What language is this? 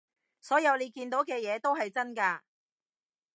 Cantonese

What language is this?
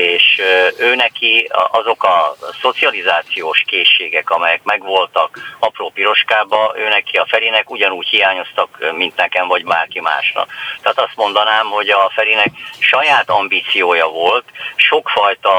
Hungarian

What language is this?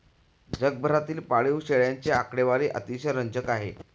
Marathi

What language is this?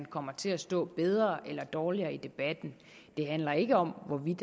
Danish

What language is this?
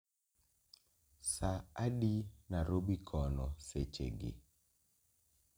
Luo (Kenya and Tanzania)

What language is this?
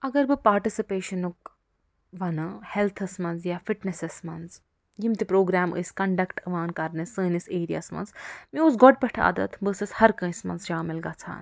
Kashmiri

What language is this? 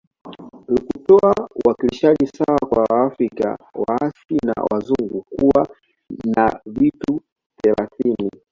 Swahili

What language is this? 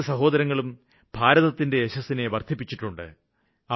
Malayalam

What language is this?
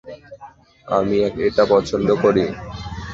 Bangla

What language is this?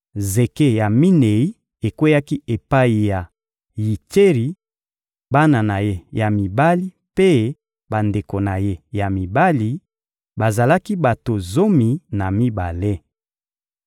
Lingala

